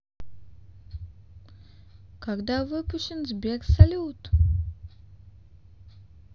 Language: Russian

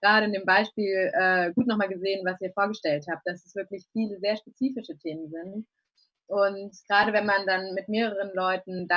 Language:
German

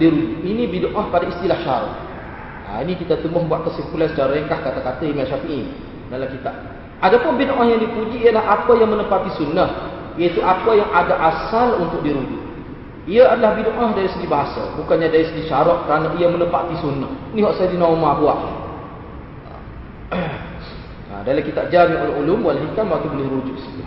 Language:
Malay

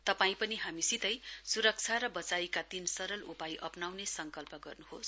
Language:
Nepali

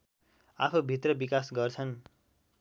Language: Nepali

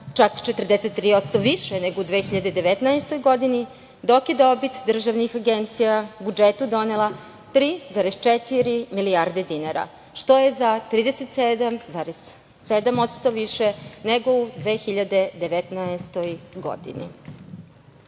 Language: Serbian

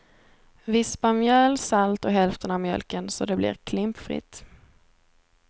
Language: Swedish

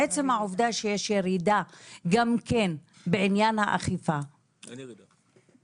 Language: Hebrew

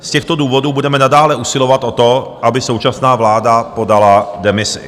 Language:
Czech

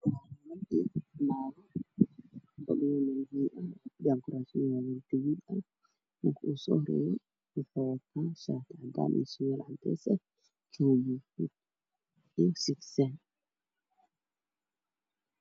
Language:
Somali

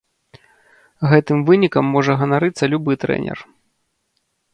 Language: Belarusian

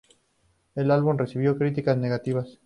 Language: Spanish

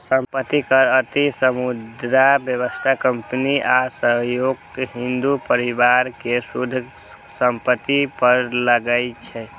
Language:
Maithili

